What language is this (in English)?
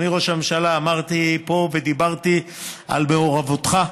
Hebrew